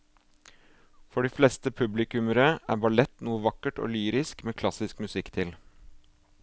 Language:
Norwegian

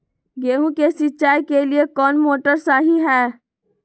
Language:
Magahi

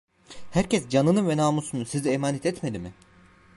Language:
Turkish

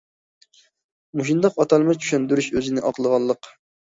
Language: Uyghur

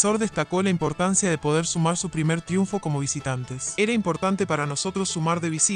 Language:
Spanish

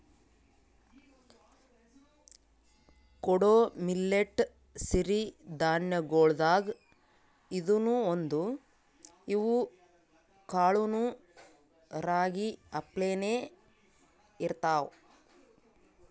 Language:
Kannada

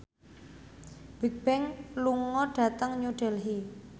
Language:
Javanese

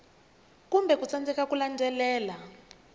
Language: Tsonga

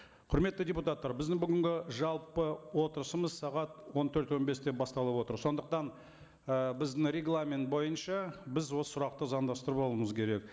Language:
Kazakh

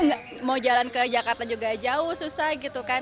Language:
Indonesian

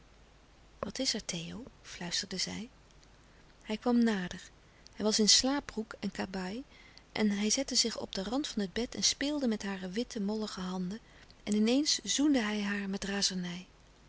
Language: Dutch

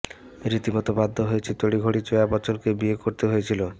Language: Bangla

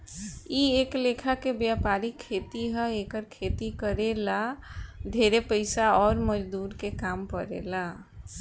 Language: Bhojpuri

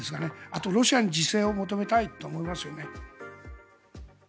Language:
Japanese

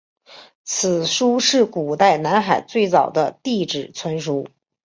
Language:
Chinese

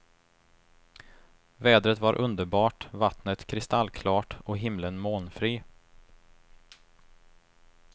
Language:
Swedish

